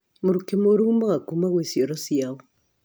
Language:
Kikuyu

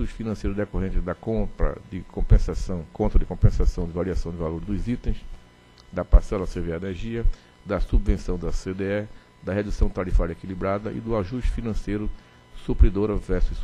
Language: Portuguese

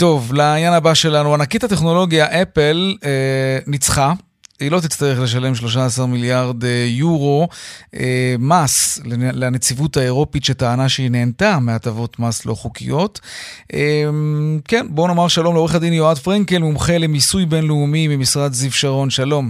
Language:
Hebrew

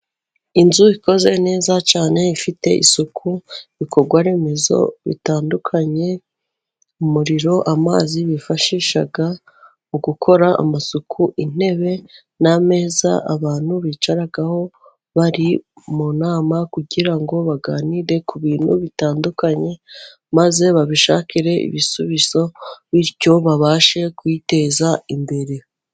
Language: Kinyarwanda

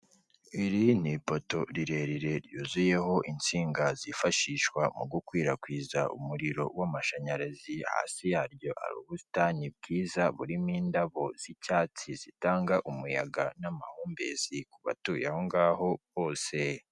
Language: Kinyarwanda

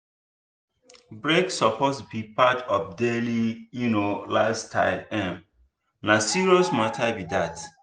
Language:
Nigerian Pidgin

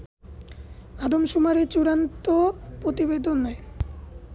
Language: Bangla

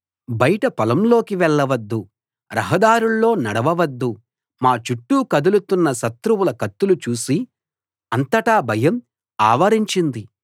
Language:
Telugu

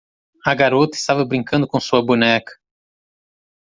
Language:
Portuguese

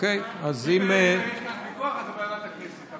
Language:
Hebrew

